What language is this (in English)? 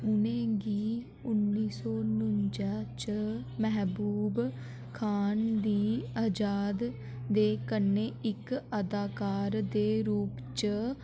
Dogri